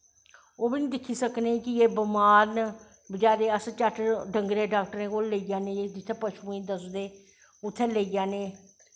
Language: Dogri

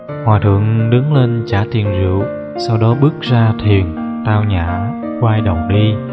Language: Vietnamese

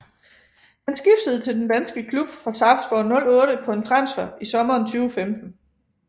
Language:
Danish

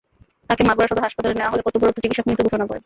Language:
Bangla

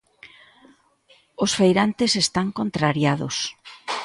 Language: Galician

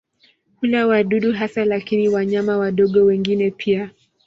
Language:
Swahili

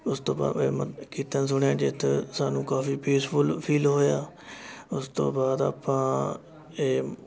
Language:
Punjabi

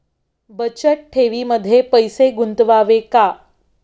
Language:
Marathi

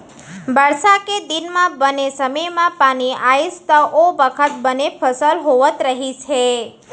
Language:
Chhattisgarhi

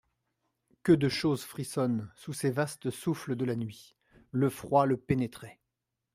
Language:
French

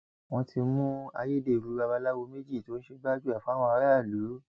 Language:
Yoruba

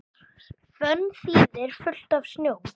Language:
Icelandic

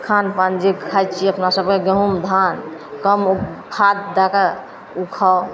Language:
Maithili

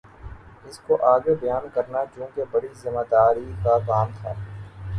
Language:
Urdu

